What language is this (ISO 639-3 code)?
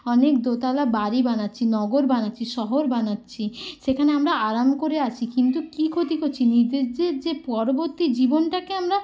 ben